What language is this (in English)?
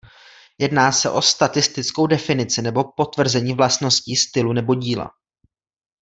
Czech